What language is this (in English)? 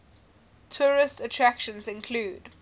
English